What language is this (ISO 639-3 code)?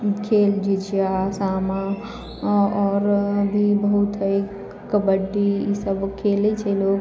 mai